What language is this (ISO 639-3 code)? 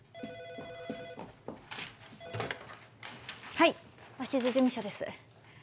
jpn